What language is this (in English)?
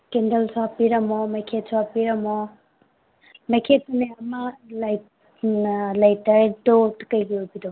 Manipuri